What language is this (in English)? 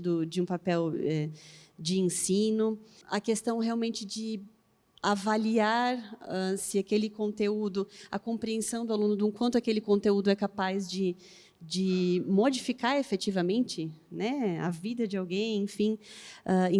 Portuguese